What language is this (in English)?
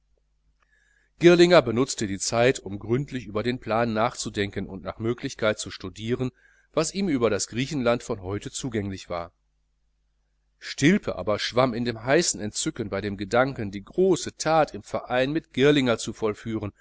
German